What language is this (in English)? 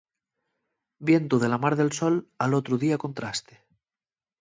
Asturian